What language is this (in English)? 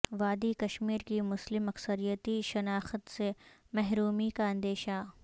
Urdu